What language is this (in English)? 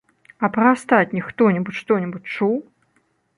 Belarusian